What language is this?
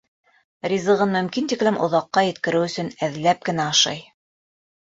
Bashkir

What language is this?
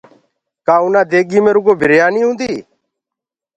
Gurgula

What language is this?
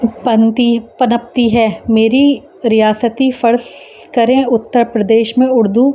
Urdu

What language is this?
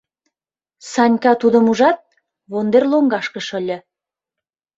Mari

